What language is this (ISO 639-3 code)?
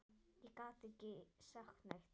isl